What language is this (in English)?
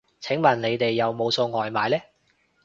Cantonese